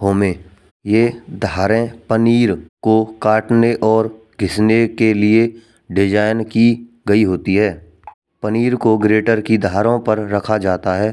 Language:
Braj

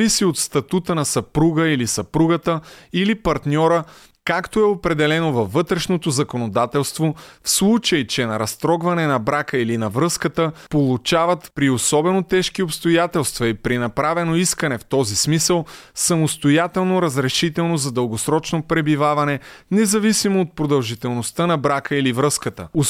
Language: Bulgarian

